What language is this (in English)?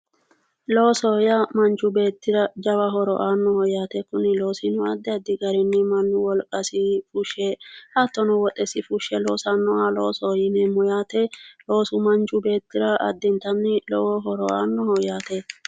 Sidamo